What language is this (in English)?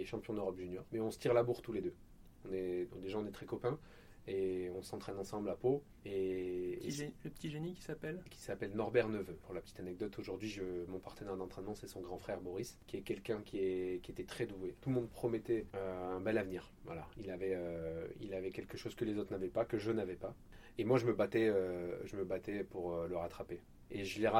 French